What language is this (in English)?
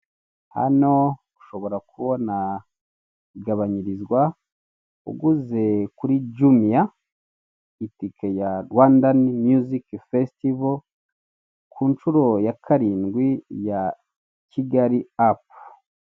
Kinyarwanda